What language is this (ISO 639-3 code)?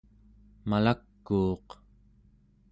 esu